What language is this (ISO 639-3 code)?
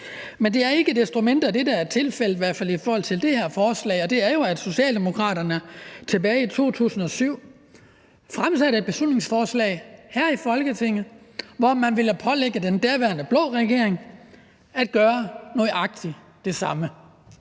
dan